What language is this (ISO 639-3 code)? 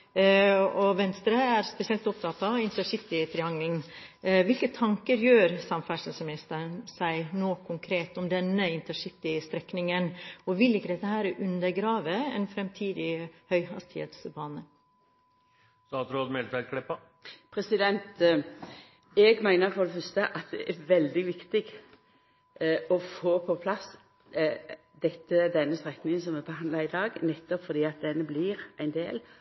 nor